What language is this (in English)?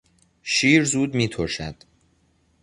Persian